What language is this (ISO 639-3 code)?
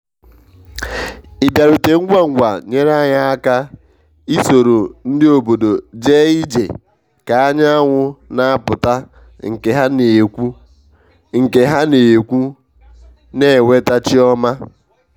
ibo